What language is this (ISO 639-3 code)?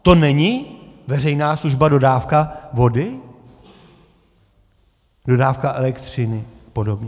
ces